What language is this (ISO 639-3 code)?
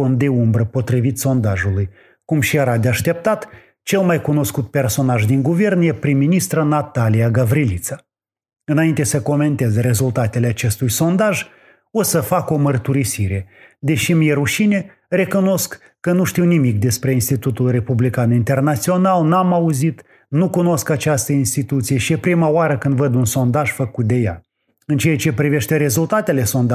ron